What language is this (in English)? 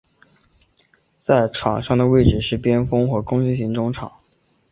Chinese